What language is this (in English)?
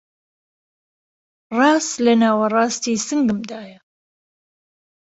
Central Kurdish